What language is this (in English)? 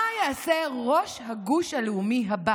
Hebrew